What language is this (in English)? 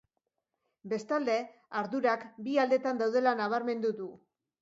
Basque